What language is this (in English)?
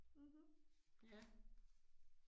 Danish